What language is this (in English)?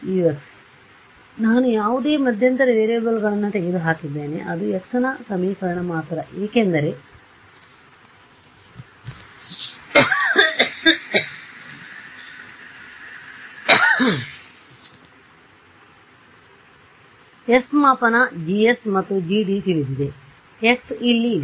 Kannada